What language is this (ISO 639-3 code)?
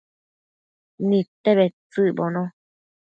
mcf